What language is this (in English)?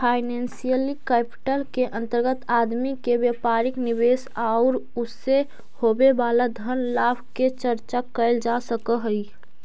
Magahi